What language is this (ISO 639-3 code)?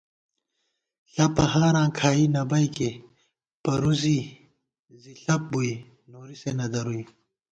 gwt